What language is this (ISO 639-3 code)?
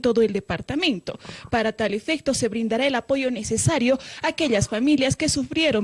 spa